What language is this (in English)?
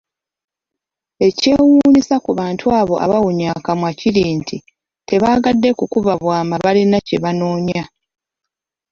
Ganda